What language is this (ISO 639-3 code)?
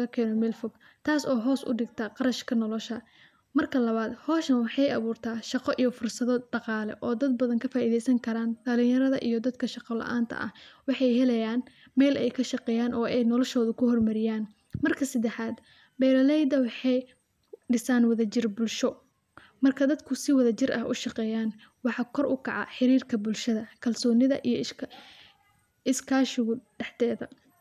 som